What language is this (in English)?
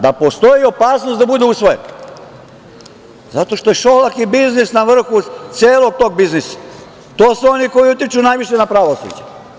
Serbian